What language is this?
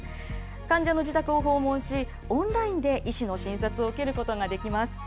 Japanese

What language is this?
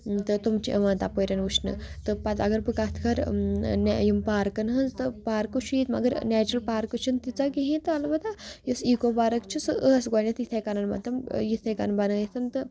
Kashmiri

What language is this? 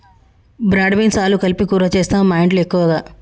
Telugu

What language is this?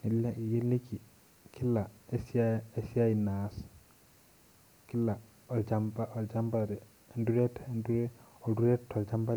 Masai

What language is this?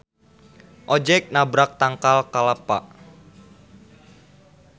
Sundanese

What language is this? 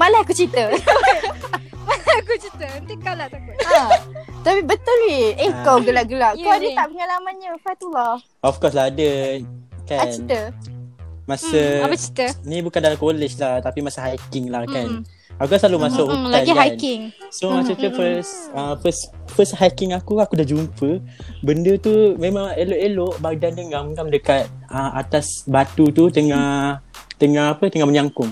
Malay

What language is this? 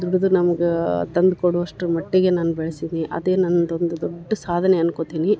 Kannada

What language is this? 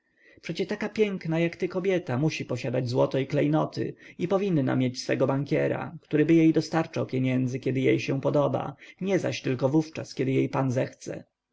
Polish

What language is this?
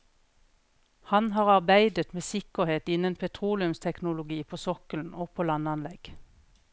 Norwegian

